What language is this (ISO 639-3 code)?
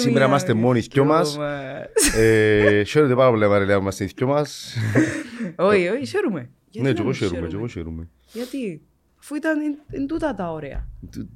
ell